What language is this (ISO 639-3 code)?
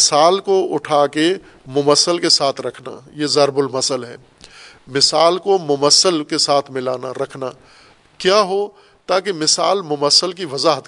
urd